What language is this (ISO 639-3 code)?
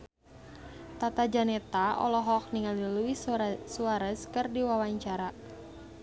sun